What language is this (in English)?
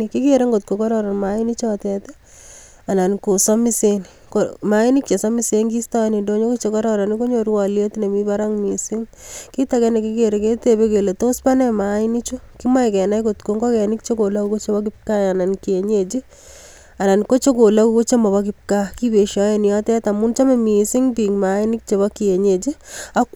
Kalenjin